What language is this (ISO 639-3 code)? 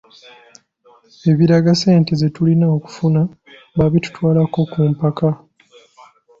lug